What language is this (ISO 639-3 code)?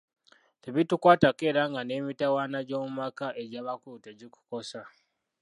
lug